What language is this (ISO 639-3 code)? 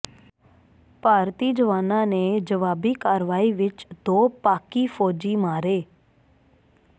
pan